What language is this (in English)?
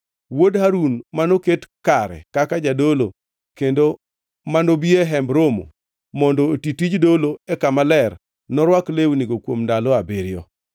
Luo (Kenya and Tanzania)